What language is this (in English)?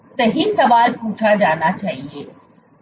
Hindi